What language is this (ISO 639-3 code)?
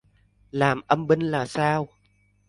vie